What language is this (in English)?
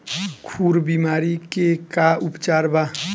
Bhojpuri